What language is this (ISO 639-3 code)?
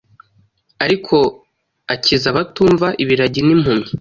kin